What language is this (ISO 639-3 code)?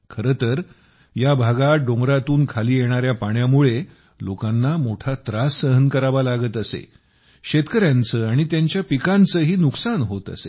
mar